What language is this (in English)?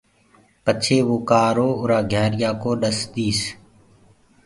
Gurgula